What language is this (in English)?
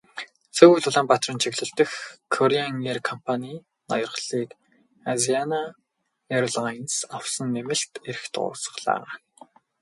Mongolian